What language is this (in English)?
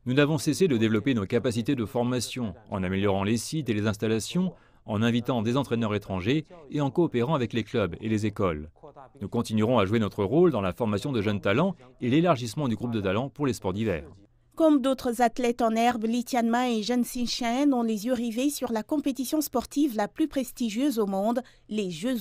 French